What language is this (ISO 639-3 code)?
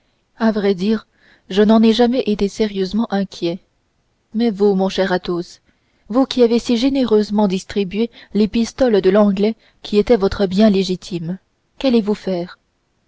fra